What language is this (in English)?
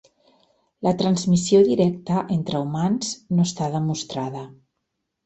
Catalan